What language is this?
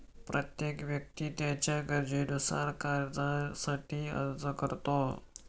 Marathi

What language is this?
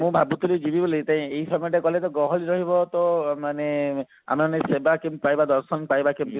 Odia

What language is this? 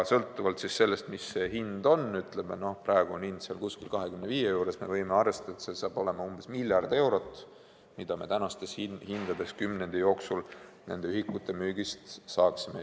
Estonian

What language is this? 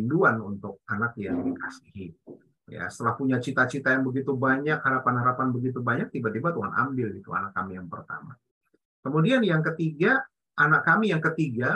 Indonesian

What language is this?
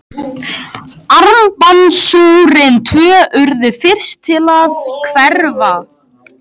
Icelandic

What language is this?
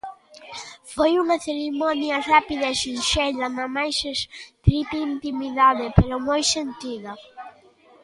Galician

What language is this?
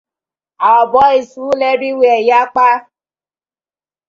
Nigerian Pidgin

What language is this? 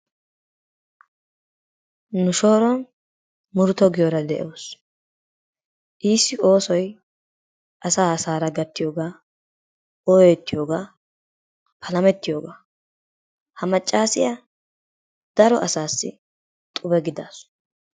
Wolaytta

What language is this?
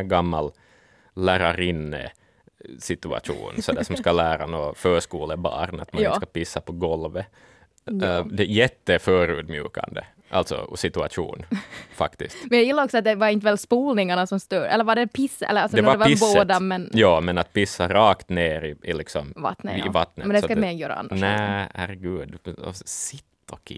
Swedish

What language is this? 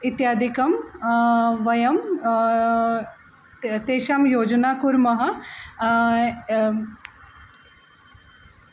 Sanskrit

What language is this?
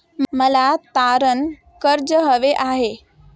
Marathi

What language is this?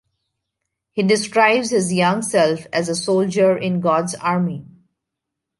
English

